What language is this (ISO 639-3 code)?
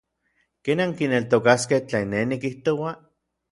nlv